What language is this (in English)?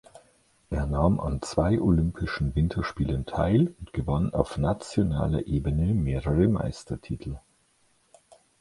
German